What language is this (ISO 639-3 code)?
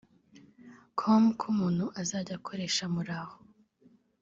kin